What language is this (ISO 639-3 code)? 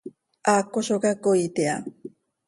sei